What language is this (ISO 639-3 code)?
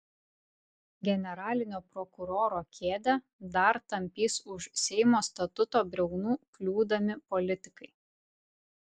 lit